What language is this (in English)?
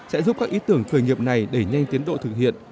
Vietnamese